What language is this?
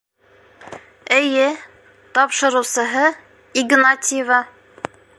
Bashkir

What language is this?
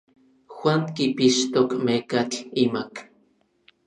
Orizaba Nahuatl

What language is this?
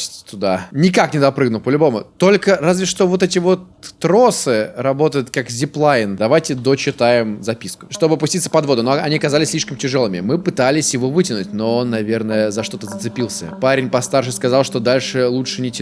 Russian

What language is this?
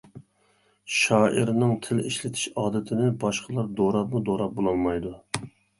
Uyghur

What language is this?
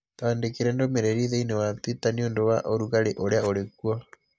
Kikuyu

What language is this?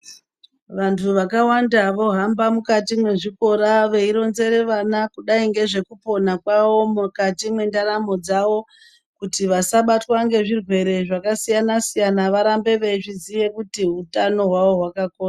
Ndau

